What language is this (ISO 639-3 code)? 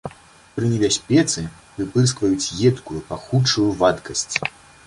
bel